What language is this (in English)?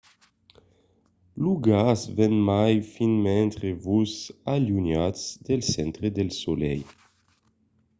Occitan